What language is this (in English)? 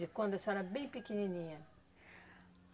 Portuguese